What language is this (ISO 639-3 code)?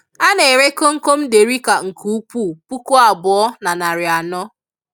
ibo